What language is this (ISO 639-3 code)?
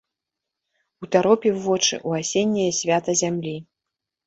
bel